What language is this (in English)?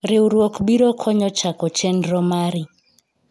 Luo (Kenya and Tanzania)